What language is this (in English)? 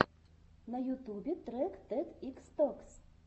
Russian